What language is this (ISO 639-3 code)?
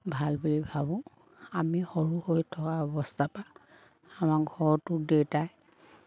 asm